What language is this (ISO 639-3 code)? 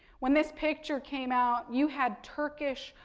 eng